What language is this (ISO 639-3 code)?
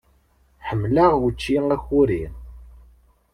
kab